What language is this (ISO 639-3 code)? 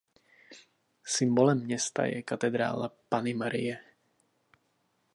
ces